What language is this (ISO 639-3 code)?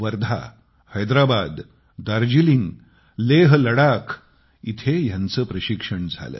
mar